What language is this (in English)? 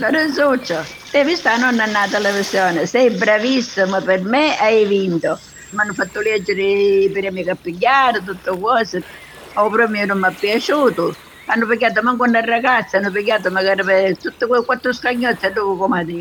Italian